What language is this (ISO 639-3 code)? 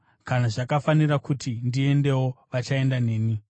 sna